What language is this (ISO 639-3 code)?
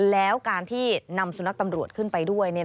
tha